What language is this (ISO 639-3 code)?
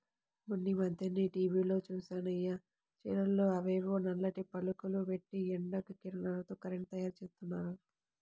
tel